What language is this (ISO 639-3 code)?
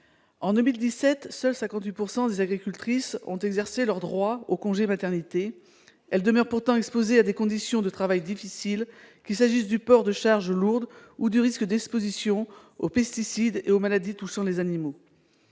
fra